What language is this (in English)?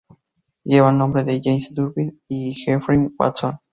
Spanish